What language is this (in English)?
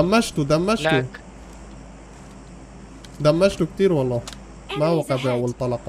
Arabic